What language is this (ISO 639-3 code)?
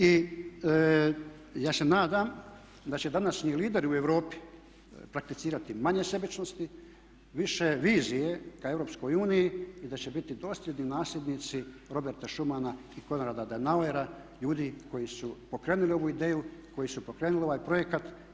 hrv